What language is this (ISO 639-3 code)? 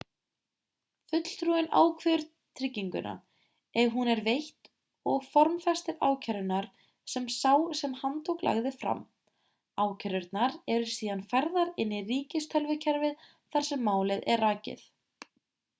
isl